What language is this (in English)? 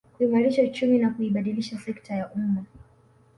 Swahili